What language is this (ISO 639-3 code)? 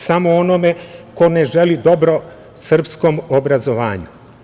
srp